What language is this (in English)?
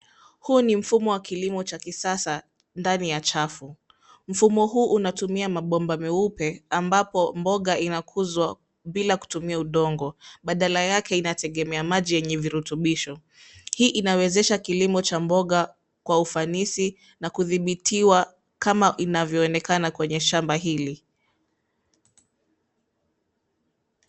Swahili